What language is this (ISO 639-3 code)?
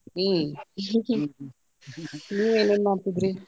kan